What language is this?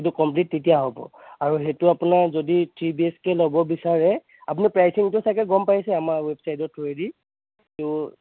Assamese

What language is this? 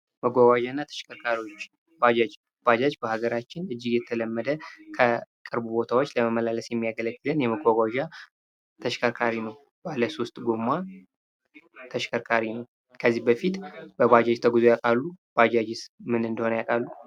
Amharic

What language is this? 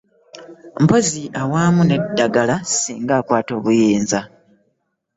Ganda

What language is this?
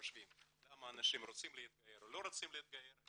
Hebrew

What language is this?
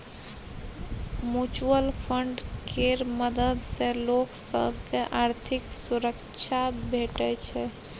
Maithili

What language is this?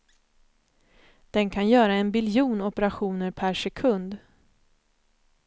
Swedish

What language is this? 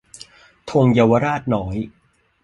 Thai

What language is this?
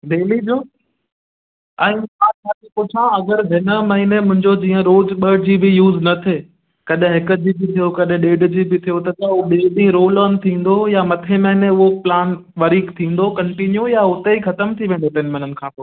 Sindhi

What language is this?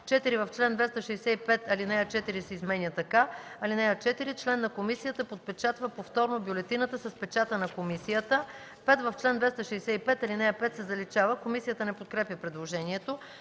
Bulgarian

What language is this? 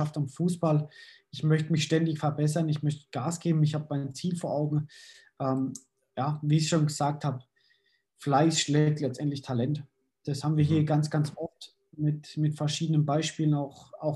German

